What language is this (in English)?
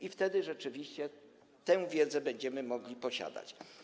Polish